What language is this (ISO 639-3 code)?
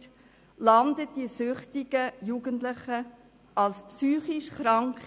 gsw